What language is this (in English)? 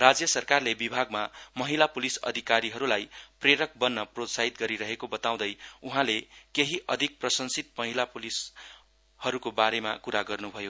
Nepali